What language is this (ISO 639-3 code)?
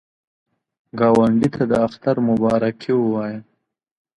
pus